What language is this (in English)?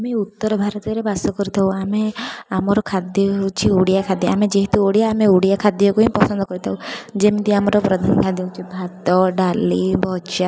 Odia